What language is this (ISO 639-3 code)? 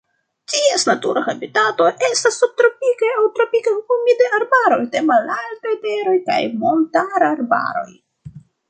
epo